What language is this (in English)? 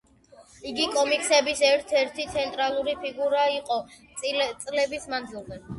Georgian